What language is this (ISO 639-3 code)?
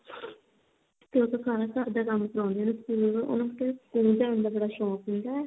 pan